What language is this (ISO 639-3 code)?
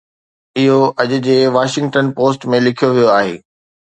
snd